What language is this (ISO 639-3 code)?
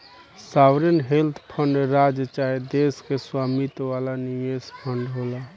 bho